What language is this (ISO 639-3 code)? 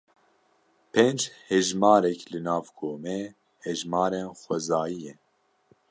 kur